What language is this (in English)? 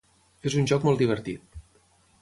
Catalan